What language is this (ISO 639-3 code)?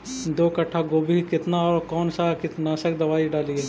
mag